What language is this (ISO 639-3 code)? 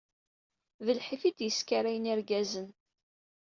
kab